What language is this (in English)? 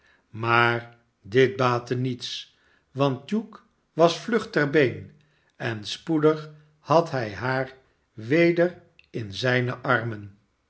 Dutch